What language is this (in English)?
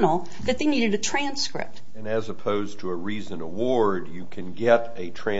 English